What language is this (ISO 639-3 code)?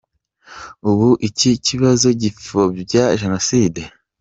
kin